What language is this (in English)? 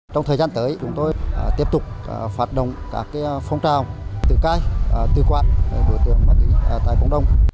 Vietnamese